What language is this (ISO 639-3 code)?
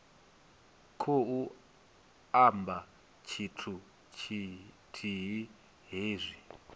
ven